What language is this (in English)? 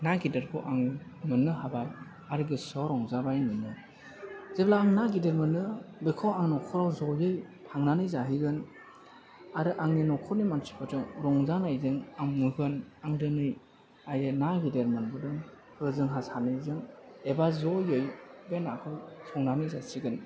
Bodo